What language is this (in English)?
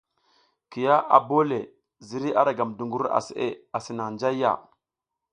South Giziga